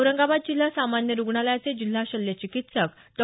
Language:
Marathi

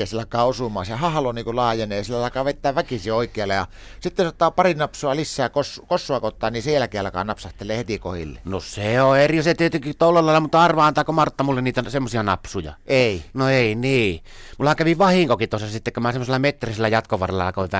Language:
Finnish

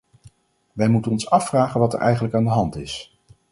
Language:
Dutch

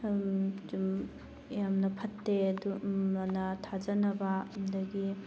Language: Manipuri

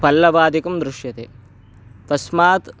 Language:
Sanskrit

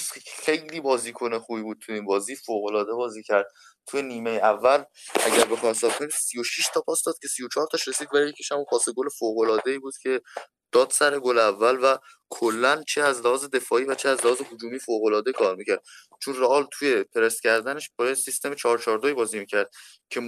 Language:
Persian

